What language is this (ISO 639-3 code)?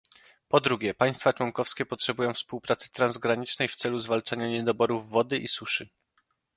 pol